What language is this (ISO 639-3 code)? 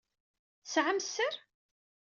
kab